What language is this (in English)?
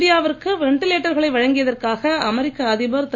Tamil